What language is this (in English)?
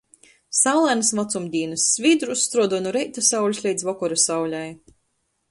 Latgalian